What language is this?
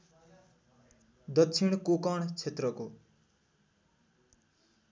Nepali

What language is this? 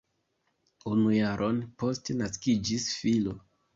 Esperanto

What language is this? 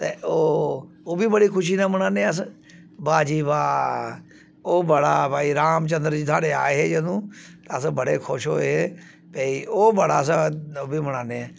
Dogri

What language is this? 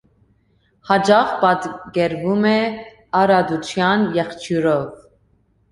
Armenian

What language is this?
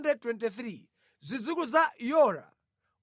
Nyanja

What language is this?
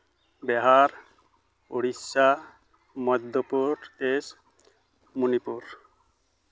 Santali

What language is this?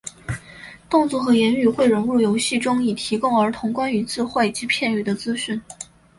Chinese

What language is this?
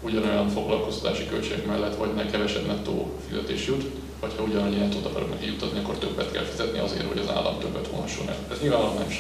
Hungarian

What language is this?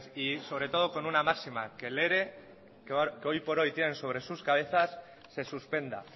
Spanish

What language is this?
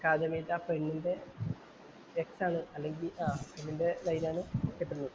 Malayalam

